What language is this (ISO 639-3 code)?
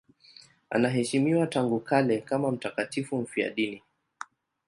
swa